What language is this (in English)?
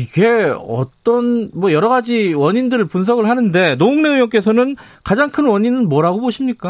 Korean